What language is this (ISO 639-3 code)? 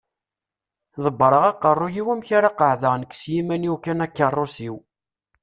kab